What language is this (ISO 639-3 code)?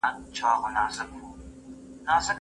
pus